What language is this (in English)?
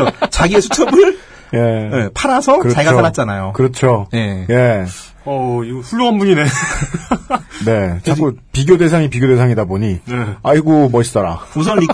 Korean